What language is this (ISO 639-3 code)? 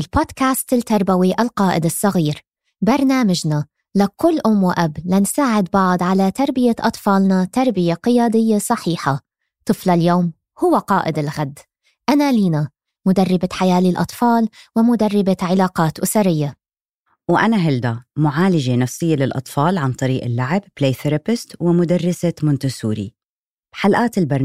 ara